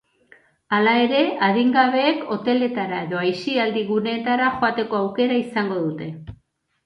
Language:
Basque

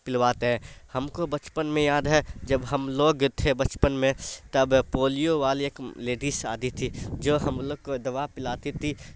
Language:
Urdu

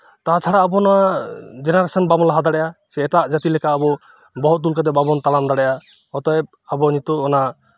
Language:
Santali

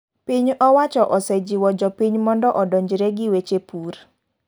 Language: Luo (Kenya and Tanzania)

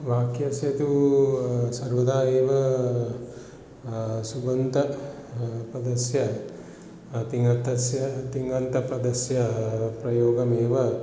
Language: Sanskrit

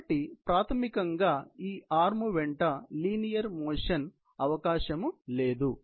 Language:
Telugu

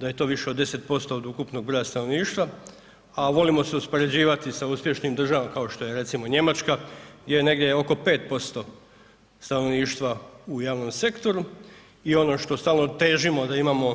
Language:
Croatian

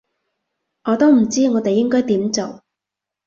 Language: Cantonese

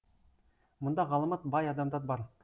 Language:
Kazakh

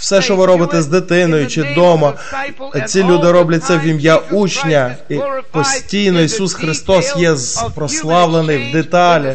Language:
Ukrainian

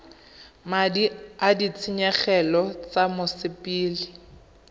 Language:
Tswana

